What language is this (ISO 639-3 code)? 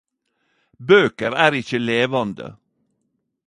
nno